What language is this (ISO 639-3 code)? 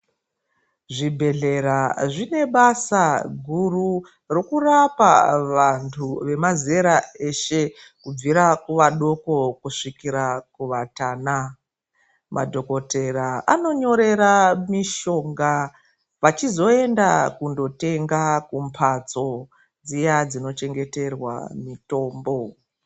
ndc